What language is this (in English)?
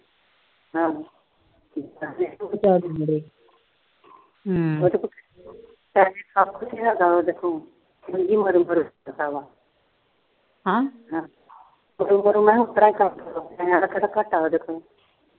Punjabi